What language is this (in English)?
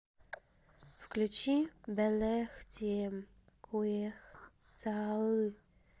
Russian